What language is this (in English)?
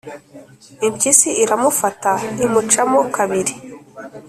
Kinyarwanda